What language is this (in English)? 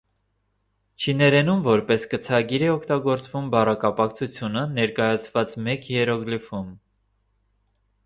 Armenian